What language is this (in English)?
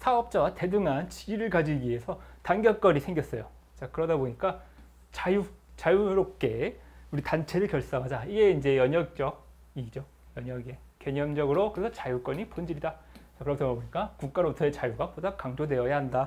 Korean